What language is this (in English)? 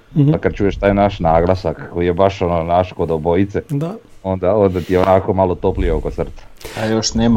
Croatian